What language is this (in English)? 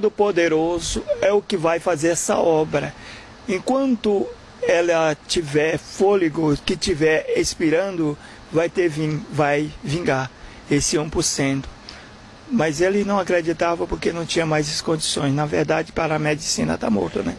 Portuguese